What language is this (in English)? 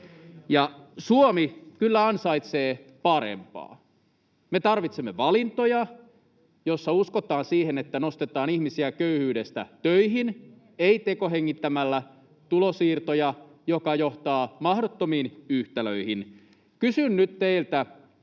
Finnish